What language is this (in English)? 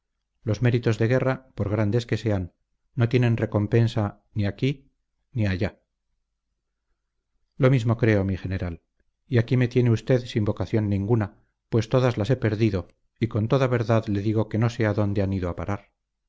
Spanish